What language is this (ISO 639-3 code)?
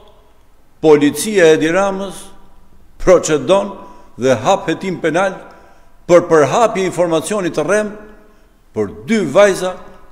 ron